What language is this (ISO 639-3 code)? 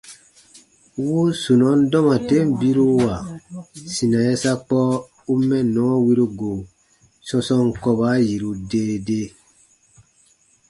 bba